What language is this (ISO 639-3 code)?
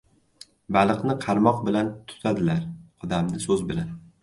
uzb